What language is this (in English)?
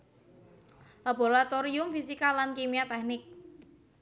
Javanese